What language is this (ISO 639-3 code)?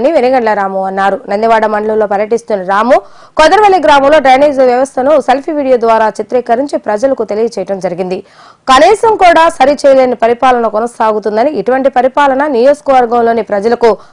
tel